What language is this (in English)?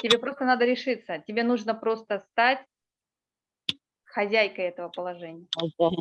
Russian